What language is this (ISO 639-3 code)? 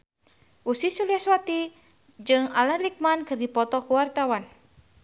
sun